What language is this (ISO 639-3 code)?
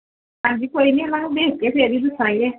pan